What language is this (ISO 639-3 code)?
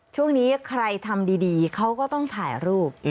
tha